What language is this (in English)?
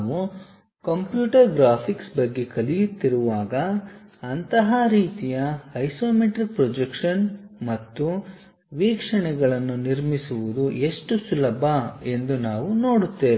Kannada